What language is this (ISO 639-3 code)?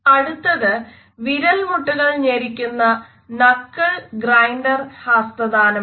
mal